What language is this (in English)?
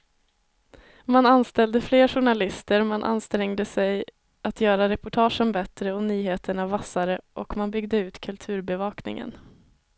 Swedish